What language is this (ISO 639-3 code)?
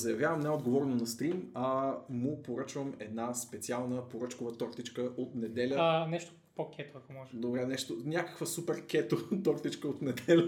bul